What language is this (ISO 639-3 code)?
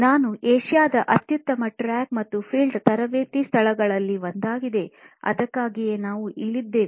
kan